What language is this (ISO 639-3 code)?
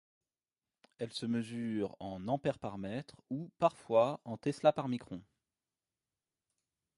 fra